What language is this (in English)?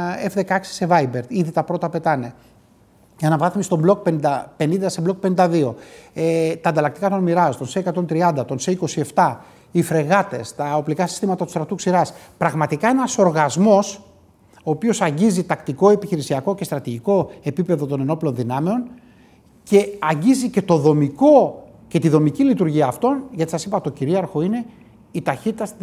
Greek